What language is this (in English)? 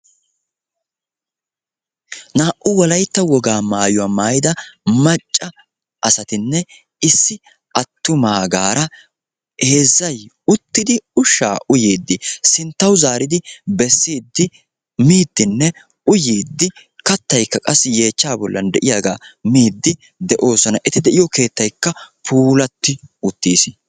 Wolaytta